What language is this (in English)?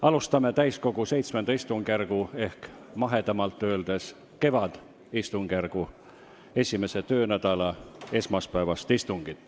Estonian